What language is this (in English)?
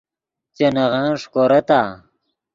Yidgha